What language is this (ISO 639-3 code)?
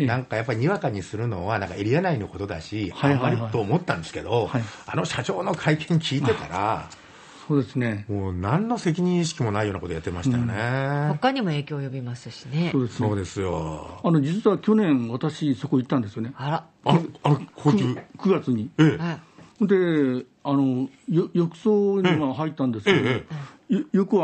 jpn